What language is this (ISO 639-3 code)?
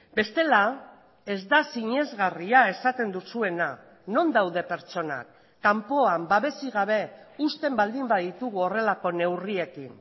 eus